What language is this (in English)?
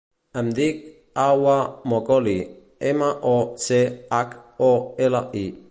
Catalan